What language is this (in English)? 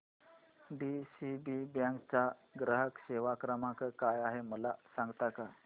Marathi